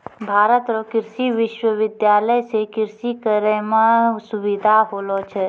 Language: Maithili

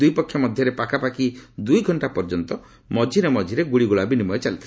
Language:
Odia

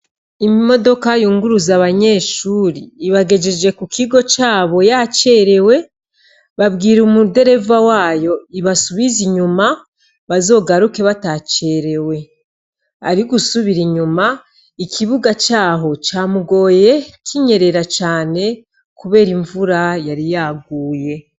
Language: Rundi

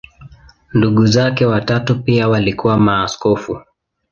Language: Swahili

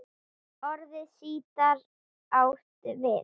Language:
Icelandic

